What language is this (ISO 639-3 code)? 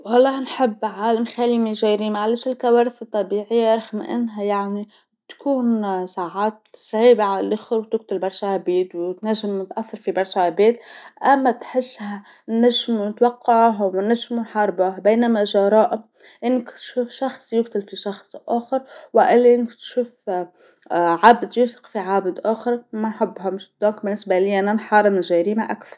aeb